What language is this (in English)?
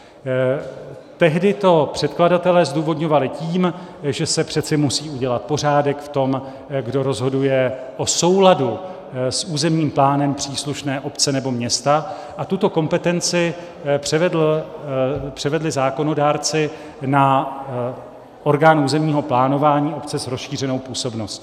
Czech